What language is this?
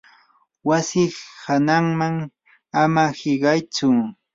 Yanahuanca Pasco Quechua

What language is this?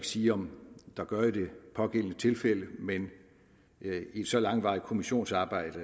Danish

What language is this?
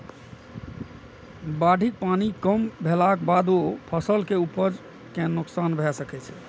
Maithili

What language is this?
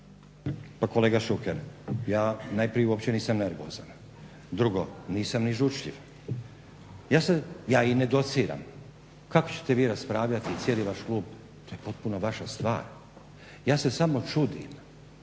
Croatian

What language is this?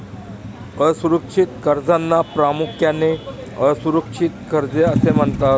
Marathi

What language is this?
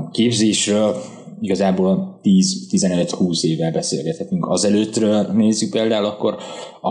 Hungarian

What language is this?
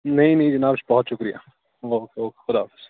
Urdu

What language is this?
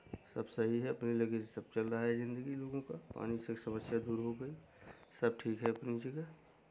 Hindi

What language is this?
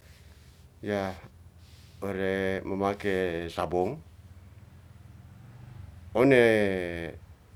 Ratahan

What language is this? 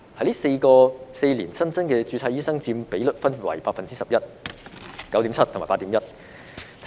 Cantonese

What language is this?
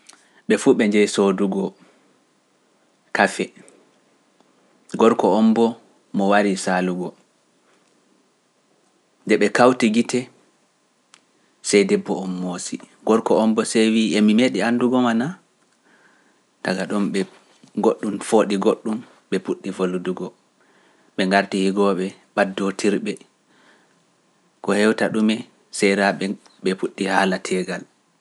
Pular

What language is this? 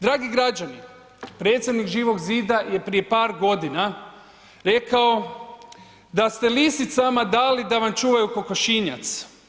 Croatian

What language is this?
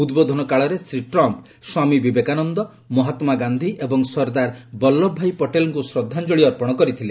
Odia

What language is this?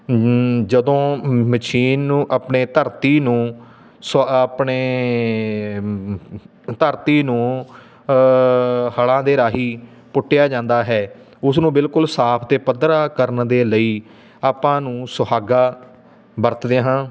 Punjabi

